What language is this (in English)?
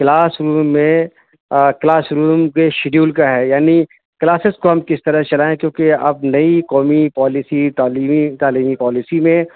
Urdu